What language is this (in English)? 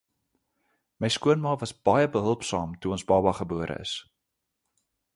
Afrikaans